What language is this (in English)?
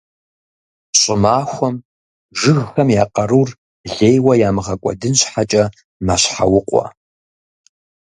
Kabardian